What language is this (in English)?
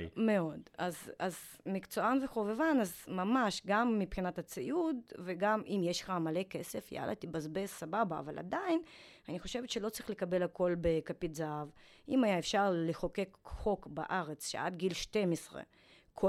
Hebrew